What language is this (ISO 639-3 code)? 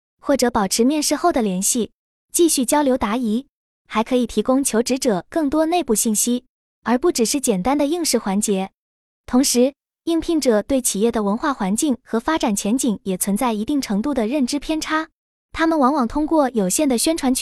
zho